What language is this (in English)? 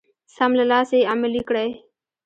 Pashto